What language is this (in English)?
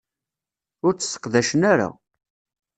Kabyle